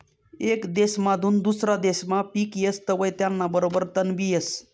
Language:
Marathi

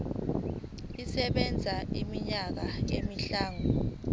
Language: Zulu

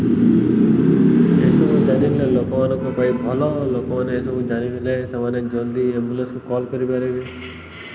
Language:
Odia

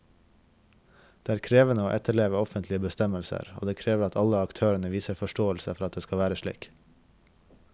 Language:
Norwegian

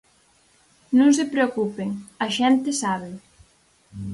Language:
Galician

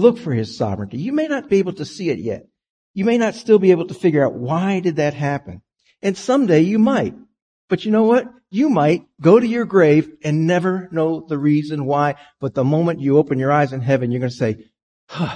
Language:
English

